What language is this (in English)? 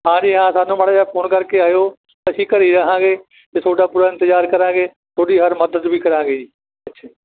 Punjabi